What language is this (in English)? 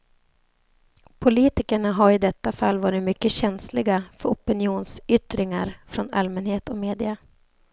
Swedish